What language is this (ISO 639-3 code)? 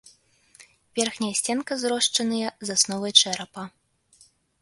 bel